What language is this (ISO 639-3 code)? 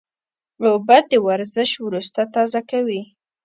pus